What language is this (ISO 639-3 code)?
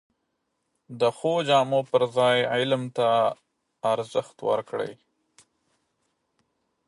pus